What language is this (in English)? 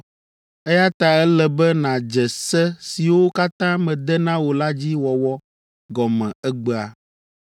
Ewe